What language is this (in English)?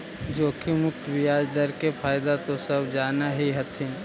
Magahi